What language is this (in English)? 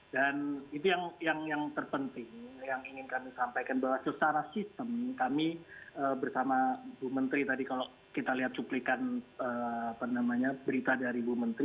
Indonesian